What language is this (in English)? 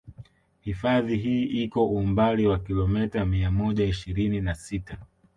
Swahili